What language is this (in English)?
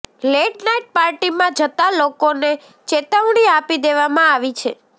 Gujarati